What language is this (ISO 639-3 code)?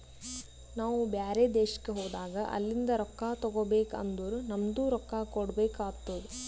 kan